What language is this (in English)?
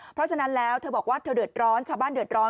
Thai